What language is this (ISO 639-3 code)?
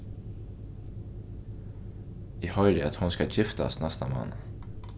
fao